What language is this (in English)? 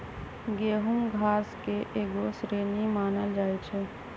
Magahi